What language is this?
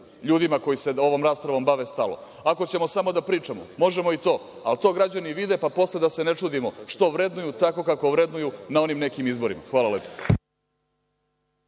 Serbian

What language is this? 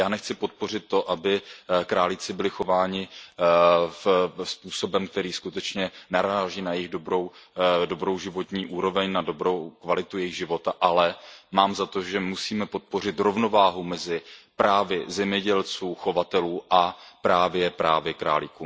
Czech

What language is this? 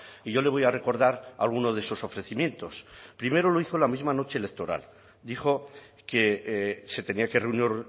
Spanish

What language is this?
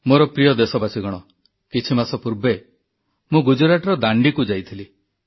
Odia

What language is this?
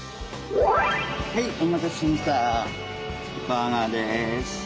Japanese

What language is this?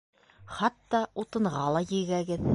Bashkir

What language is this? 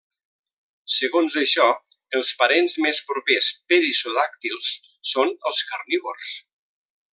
Catalan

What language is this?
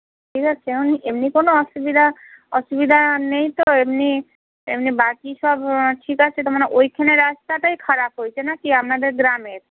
Bangla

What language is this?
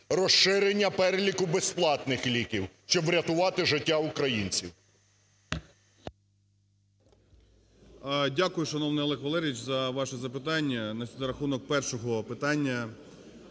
Ukrainian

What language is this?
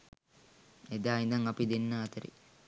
Sinhala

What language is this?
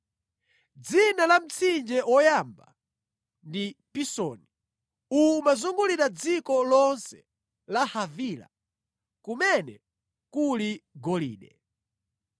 Nyanja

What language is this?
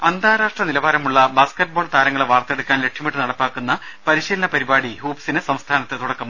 Malayalam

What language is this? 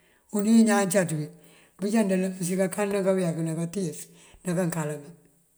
Mandjak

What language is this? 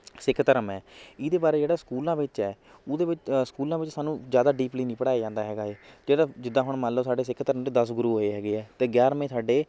Punjabi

